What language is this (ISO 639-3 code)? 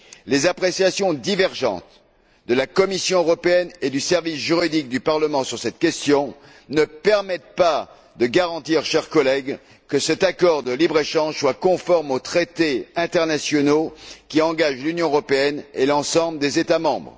fra